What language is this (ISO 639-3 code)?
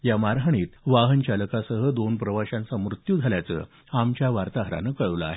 mar